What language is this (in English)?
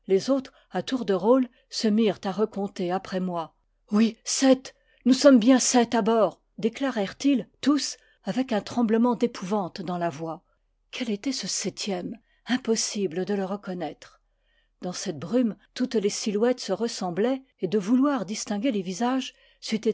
French